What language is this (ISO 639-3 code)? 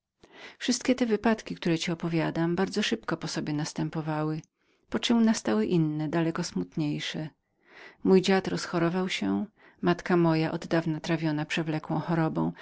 pol